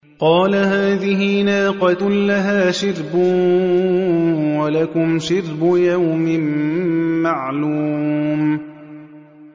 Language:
Arabic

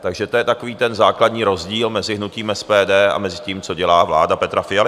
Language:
Czech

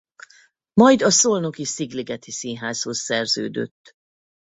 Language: Hungarian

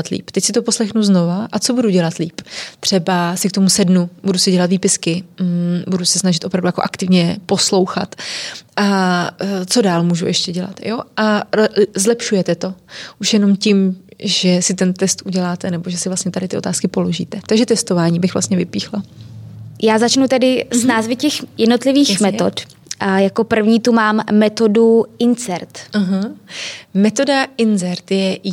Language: Czech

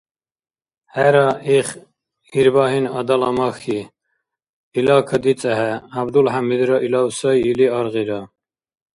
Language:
Dargwa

